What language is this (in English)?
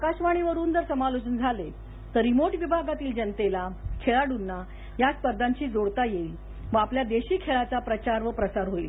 Marathi